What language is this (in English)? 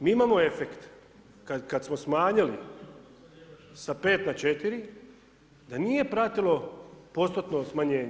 Croatian